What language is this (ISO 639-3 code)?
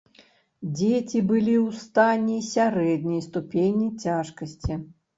bel